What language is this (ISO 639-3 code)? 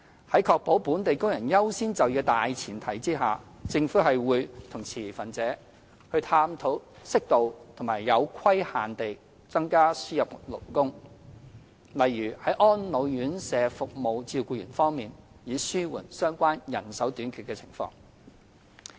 yue